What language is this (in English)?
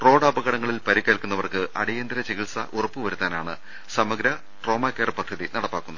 Malayalam